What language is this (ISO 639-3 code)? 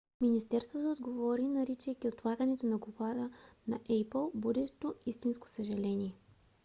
bul